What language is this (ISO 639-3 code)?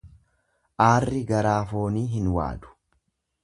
orm